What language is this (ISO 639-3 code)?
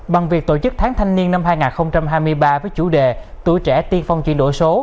vie